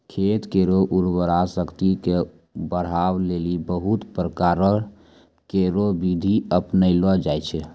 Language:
Maithili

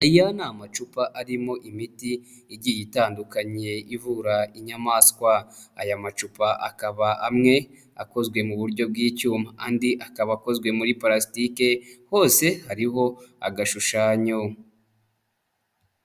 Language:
Kinyarwanda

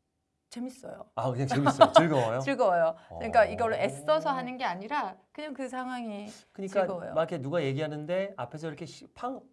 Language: Korean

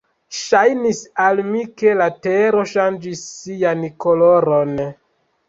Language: Esperanto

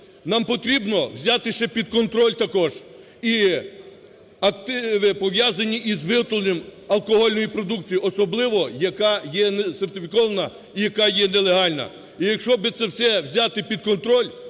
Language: Ukrainian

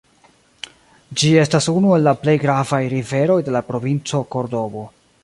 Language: Esperanto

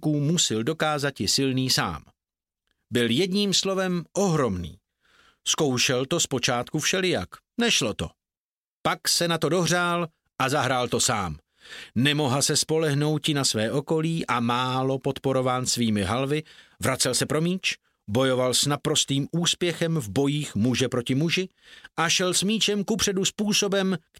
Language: Czech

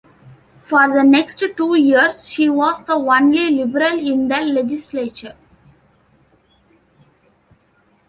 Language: English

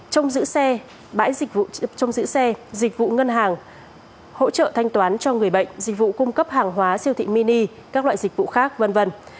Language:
Vietnamese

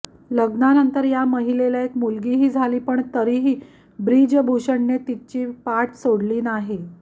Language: Marathi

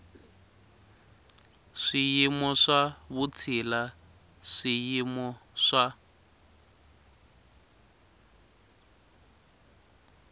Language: Tsonga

